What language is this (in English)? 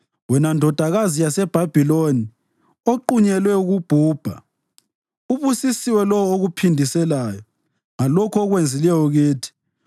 North Ndebele